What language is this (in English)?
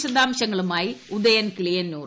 Malayalam